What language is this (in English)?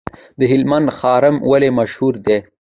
Pashto